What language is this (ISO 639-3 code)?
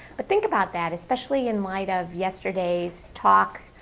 eng